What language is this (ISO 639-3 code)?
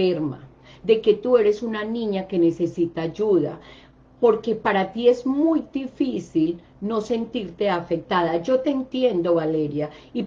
spa